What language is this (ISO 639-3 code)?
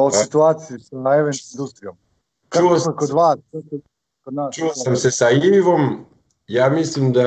hrv